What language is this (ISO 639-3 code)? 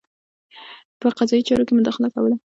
pus